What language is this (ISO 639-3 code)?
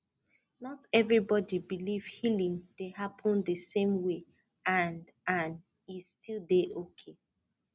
pcm